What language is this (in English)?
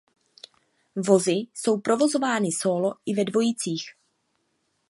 Czech